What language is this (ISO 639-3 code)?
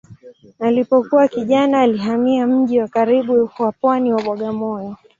swa